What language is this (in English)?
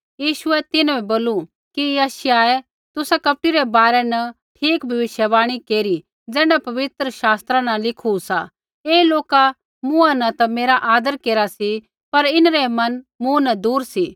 Kullu Pahari